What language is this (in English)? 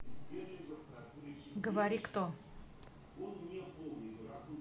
Russian